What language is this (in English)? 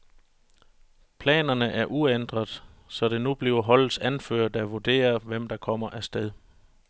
Danish